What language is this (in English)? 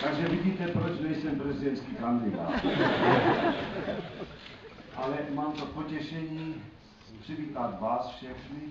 Czech